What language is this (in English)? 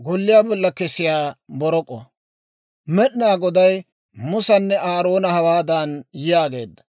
Dawro